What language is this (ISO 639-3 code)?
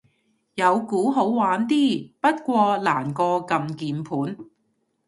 yue